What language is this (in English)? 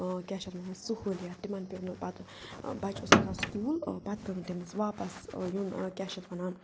Kashmiri